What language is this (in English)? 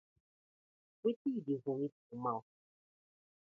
Nigerian Pidgin